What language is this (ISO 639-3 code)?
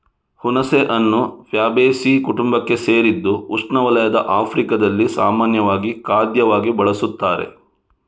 kan